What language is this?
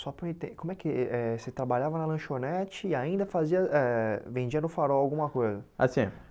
Portuguese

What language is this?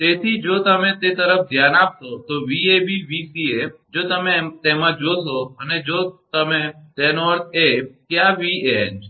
Gujarati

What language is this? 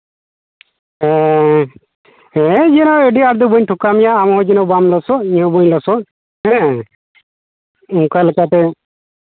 Santali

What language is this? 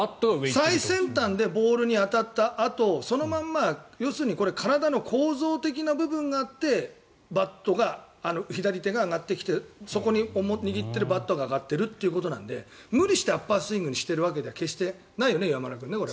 Japanese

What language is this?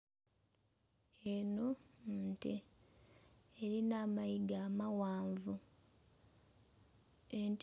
Soga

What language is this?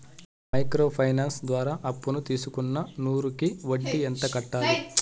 Telugu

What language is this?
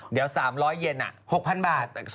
Thai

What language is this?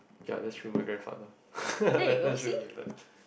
English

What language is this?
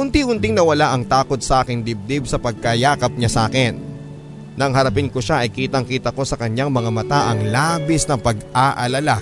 Filipino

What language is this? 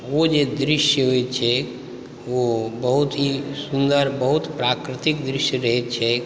Maithili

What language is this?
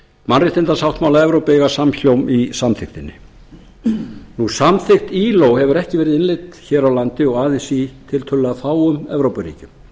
Icelandic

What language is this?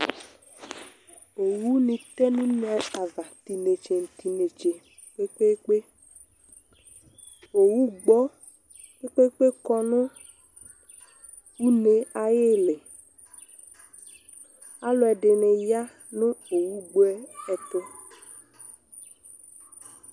Ikposo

